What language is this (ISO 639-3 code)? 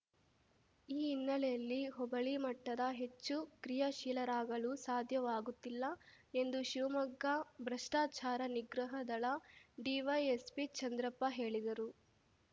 kan